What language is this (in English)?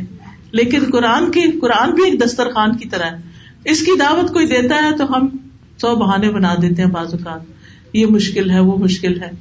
Urdu